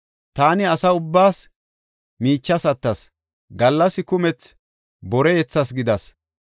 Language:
Gofa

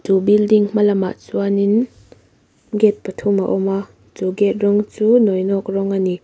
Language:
Mizo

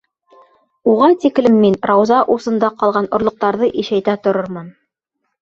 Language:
Bashkir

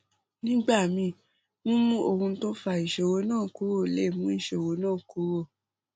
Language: Yoruba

